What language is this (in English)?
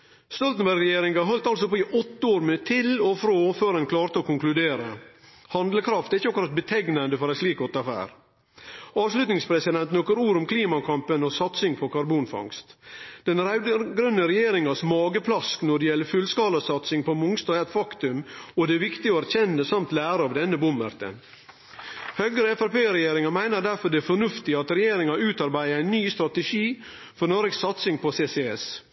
Norwegian Nynorsk